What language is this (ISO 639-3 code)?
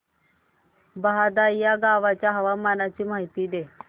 mar